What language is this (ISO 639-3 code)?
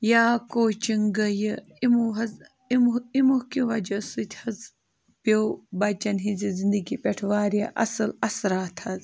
kas